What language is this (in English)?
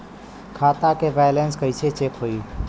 Bhojpuri